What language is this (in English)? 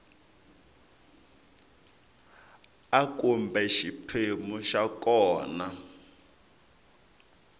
Tsonga